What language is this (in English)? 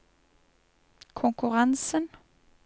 Norwegian